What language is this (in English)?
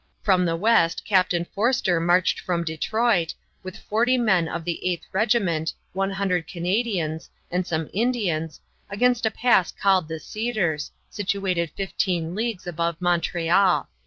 English